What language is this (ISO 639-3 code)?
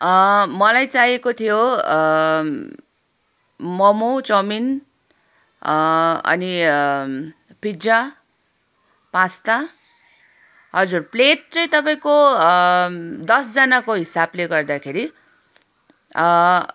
nep